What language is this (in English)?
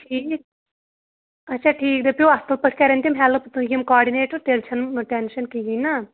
Kashmiri